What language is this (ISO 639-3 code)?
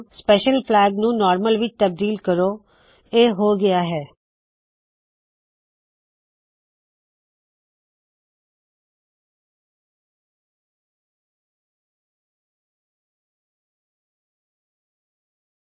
pan